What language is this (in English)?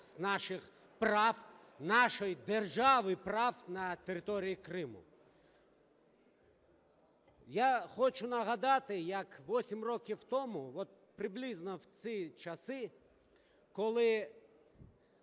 Ukrainian